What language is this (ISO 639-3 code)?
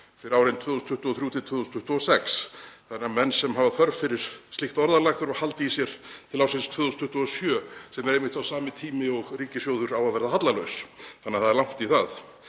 isl